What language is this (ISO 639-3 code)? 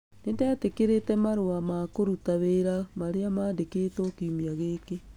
kik